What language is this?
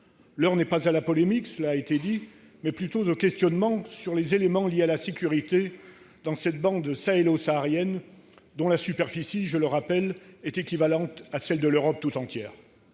French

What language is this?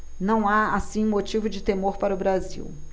Portuguese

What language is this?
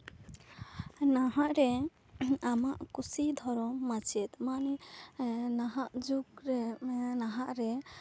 Santali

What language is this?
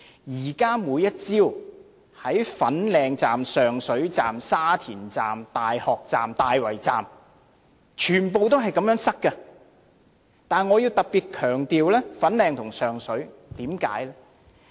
Cantonese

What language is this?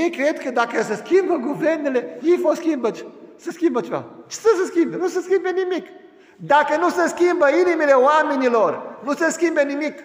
Romanian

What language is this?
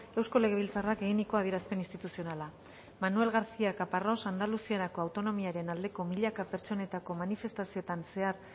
Basque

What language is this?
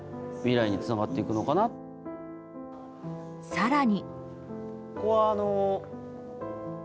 Japanese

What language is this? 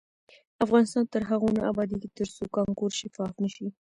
Pashto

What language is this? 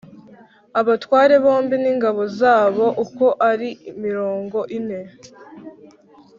Kinyarwanda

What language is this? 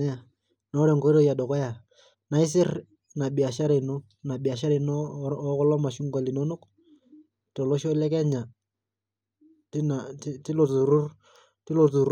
Masai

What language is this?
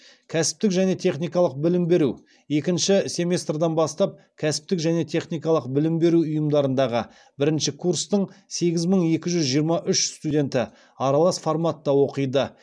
Kazakh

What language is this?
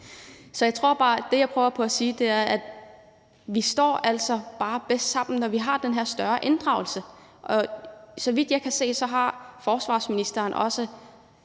Danish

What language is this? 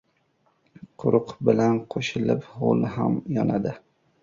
Uzbek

